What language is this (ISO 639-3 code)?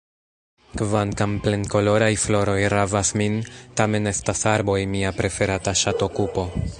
epo